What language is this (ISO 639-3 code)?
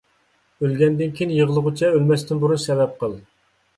uig